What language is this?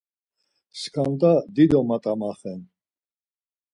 Laz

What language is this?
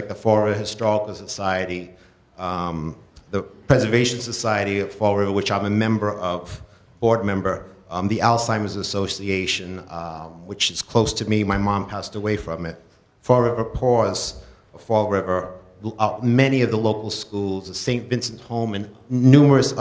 English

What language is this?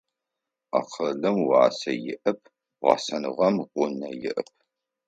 Adyghe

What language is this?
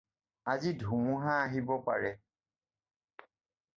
Assamese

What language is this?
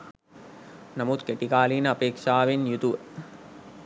Sinhala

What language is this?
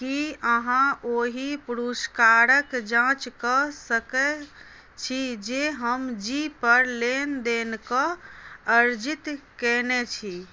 Maithili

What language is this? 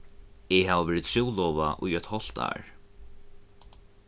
Faroese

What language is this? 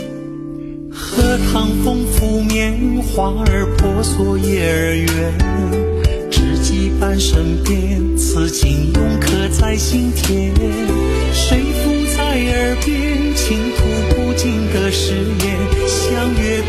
Chinese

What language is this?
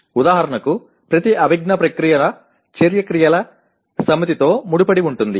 Telugu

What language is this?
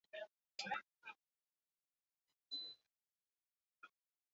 Basque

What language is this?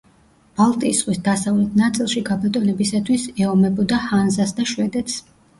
Georgian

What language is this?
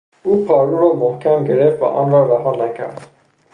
Persian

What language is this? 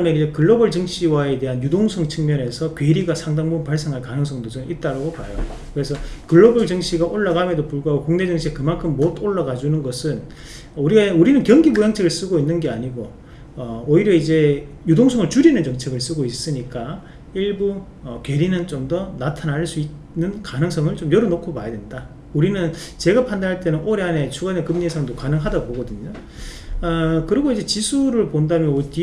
Korean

